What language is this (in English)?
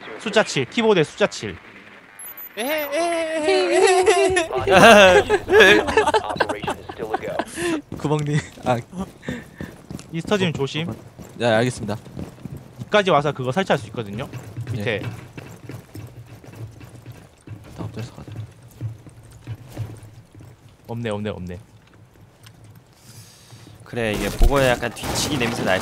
Korean